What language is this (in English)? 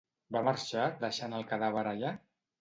Catalan